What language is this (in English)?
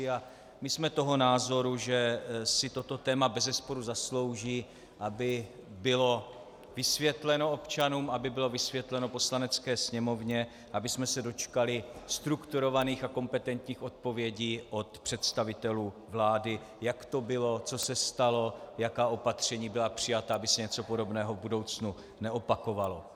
Czech